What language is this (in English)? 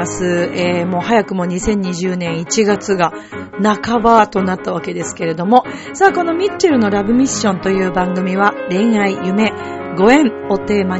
Japanese